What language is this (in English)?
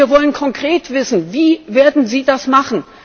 German